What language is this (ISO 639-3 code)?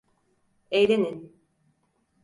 tur